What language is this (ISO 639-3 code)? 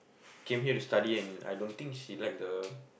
eng